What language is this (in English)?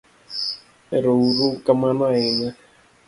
Luo (Kenya and Tanzania)